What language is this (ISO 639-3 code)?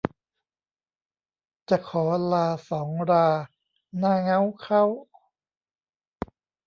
tha